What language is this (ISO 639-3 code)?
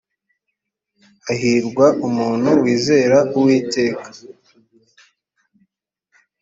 kin